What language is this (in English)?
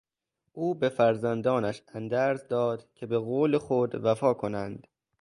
Persian